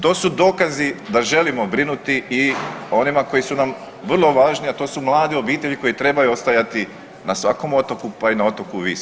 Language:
Croatian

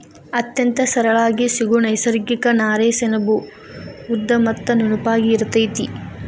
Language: Kannada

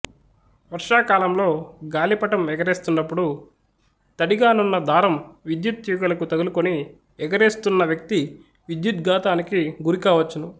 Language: Telugu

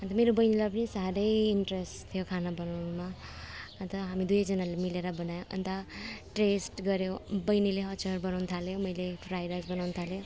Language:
Nepali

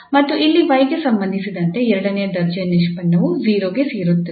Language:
Kannada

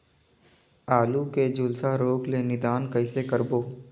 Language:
Chhattisgarhi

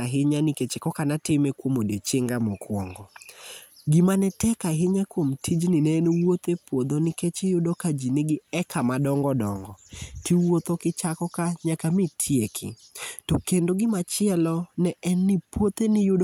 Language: Luo (Kenya and Tanzania)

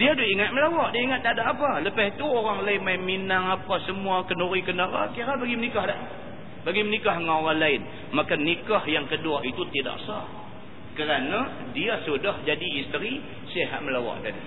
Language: Malay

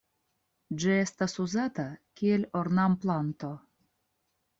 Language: Esperanto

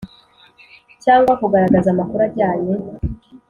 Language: Kinyarwanda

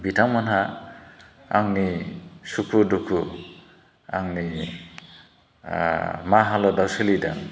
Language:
Bodo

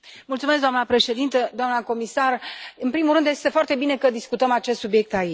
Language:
Romanian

